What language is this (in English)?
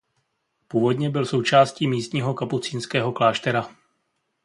Czech